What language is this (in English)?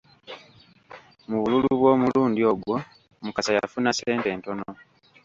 Ganda